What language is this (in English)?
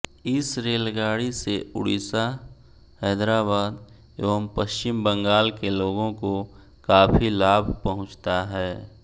Hindi